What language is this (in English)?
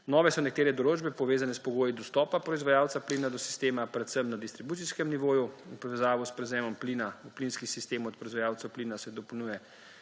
Slovenian